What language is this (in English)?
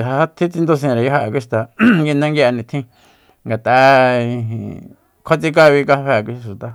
Soyaltepec Mazatec